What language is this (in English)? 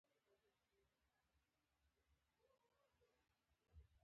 Pashto